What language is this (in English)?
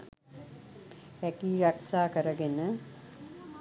Sinhala